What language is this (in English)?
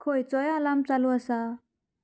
Konkani